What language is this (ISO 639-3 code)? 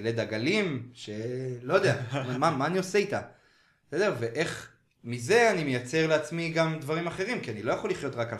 heb